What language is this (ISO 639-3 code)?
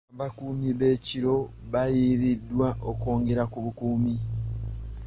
lug